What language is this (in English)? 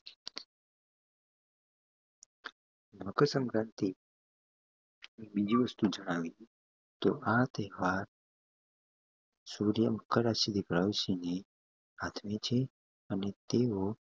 Gujarati